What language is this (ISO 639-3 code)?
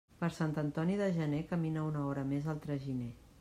cat